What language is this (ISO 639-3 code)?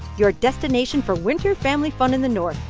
eng